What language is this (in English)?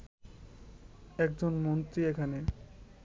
Bangla